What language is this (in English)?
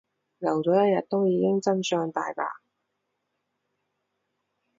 Cantonese